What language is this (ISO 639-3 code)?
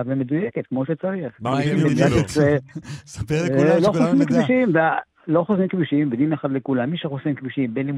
heb